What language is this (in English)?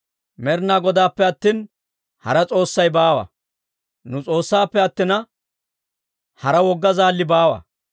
Dawro